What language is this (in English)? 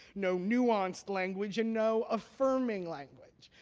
English